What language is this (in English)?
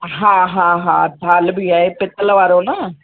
Sindhi